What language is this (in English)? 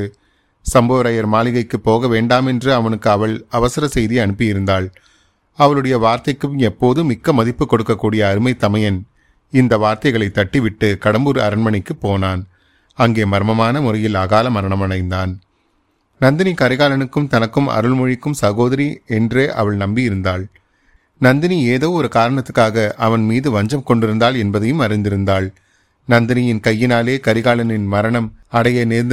Tamil